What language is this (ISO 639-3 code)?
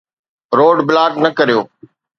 snd